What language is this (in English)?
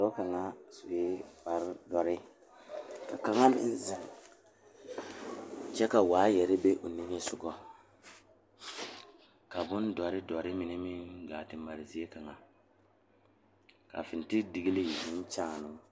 Southern Dagaare